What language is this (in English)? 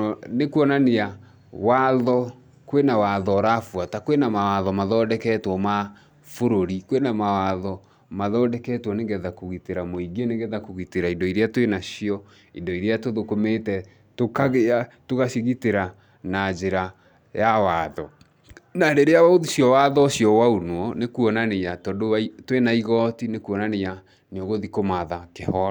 Kikuyu